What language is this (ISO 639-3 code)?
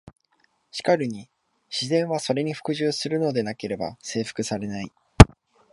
jpn